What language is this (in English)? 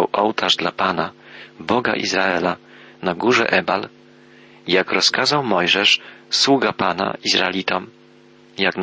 Polish